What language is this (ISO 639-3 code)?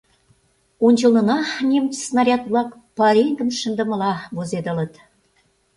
chm